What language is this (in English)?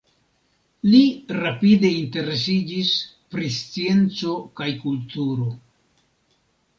Esperanto